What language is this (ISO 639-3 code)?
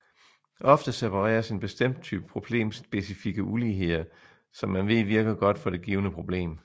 dan